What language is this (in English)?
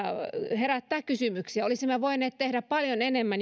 Finnish